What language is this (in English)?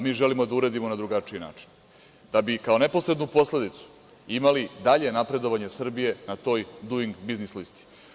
Serbian